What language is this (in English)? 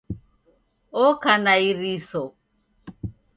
Taita